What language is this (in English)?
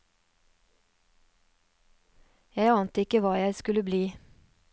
Norwegian